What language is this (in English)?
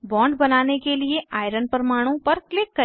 Hindi